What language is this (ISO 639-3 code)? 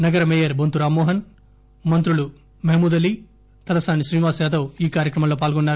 tel